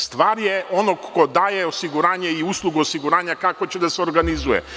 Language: Serbian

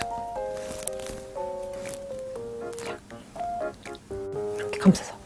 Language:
Korean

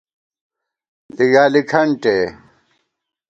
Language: Gawar-Bati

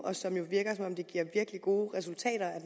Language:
Danish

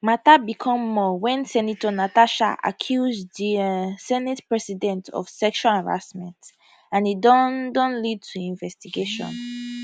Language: Nigerian Pidgin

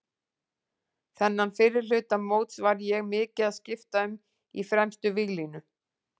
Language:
Icelandic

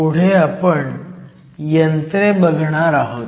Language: Marathi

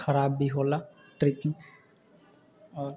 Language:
Maithili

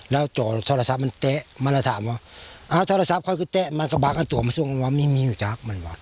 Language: Thai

